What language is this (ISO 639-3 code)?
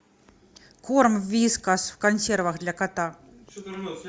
rus